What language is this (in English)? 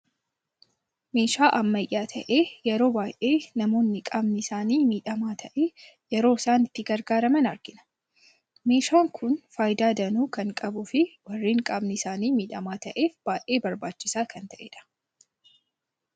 Oromo